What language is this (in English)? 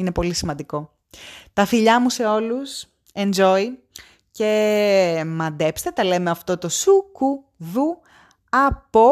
Greek